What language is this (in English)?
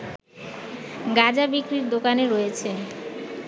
Bangla